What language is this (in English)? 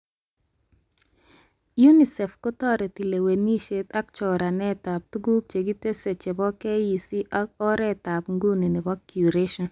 Kalenjin